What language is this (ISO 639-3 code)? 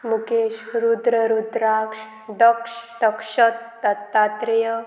kok